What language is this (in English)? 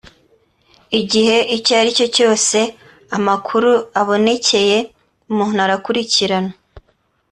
Kinyarwanda